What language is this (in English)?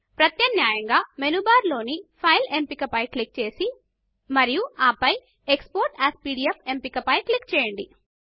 Telugu